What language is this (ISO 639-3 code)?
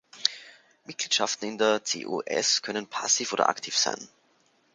deu